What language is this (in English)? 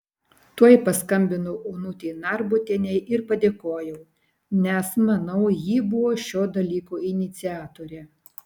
Lithuanian